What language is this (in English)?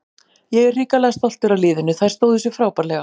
Icelandic